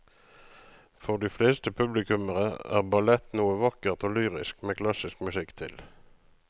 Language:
Norwegian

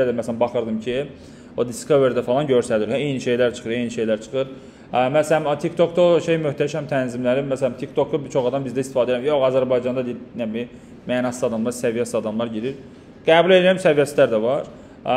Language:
Turkish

